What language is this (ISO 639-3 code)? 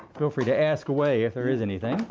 eng